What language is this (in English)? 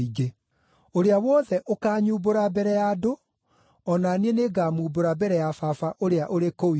Kikuyu